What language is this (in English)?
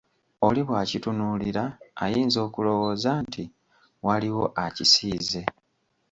Ganda